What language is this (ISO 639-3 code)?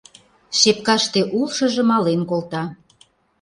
chm